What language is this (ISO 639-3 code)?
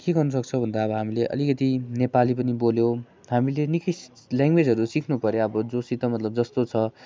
nep